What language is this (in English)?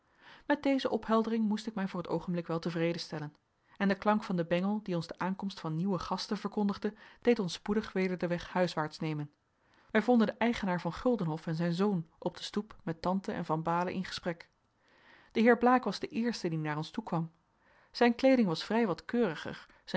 Dutch